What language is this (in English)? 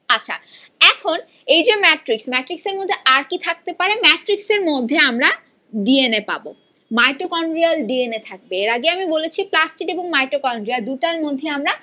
Bangla